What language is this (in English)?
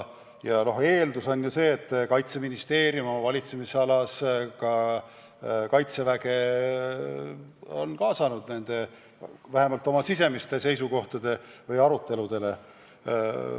Estonian